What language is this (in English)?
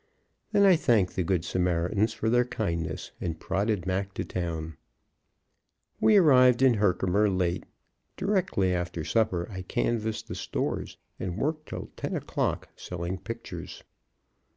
English